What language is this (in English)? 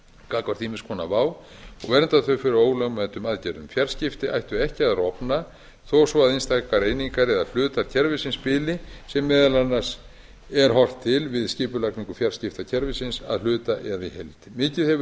Icelandic